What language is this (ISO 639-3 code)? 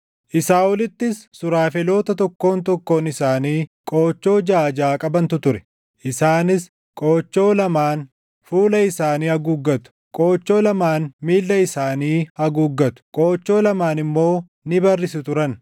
orm